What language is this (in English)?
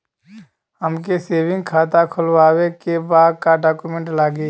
Bhojpuri